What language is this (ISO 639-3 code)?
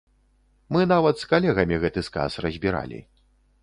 bel